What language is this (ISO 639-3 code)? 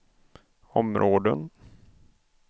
swe